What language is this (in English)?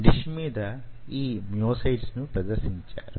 Telugu